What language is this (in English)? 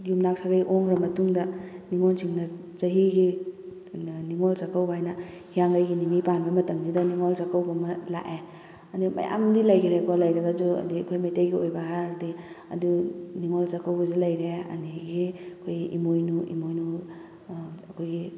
Manipuri